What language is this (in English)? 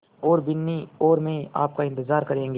Hindi